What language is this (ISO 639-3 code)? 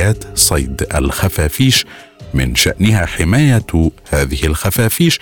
ara